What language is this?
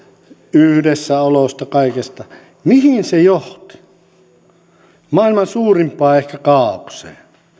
Finnish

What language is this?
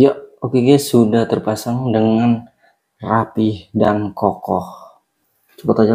Indonesian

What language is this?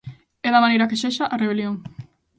Galician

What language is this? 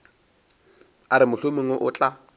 Northern Sotho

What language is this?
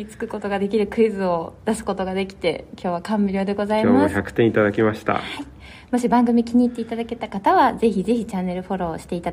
Japanese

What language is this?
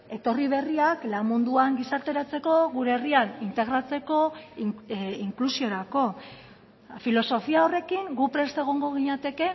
Basque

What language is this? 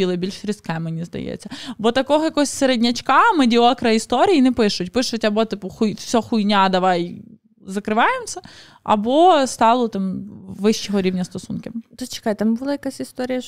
Ukrainian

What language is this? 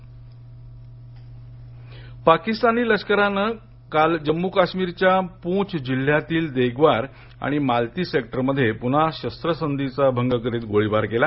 Marathi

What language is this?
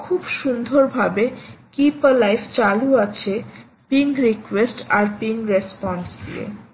Bangla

